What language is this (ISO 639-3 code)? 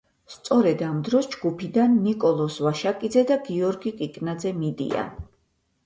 kat